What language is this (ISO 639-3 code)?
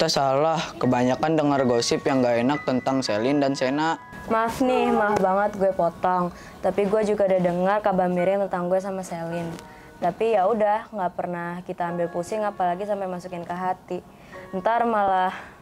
ind